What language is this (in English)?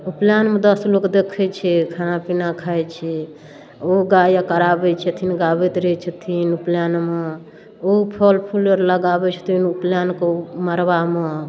Maithili